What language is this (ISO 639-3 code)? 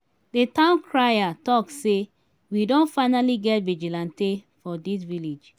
pcm